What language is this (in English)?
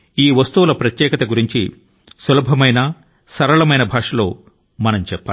Telugu